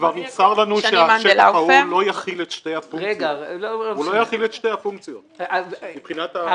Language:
Hebrew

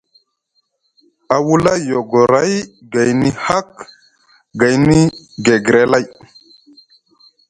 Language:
Musgu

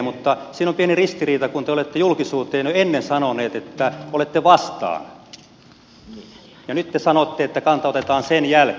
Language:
Finnish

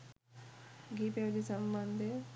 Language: Sinhala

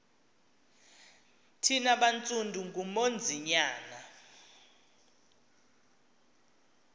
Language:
Xhosa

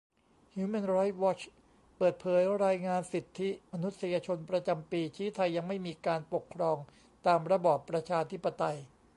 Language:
Thai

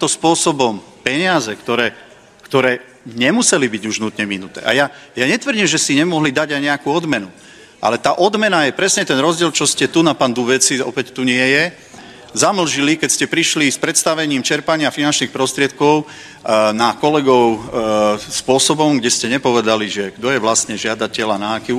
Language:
Slovak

